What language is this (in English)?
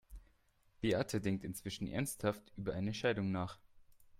German